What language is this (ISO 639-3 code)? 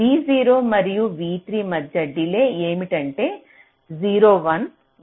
tel